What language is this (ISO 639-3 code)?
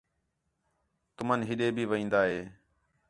xhe